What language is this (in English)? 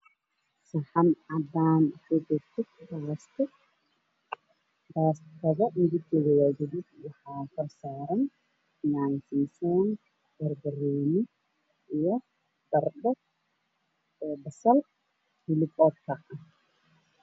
Somali